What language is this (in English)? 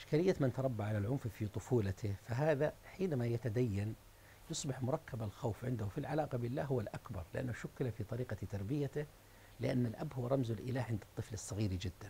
Arabic